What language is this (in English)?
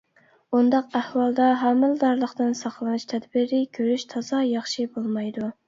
Uyghur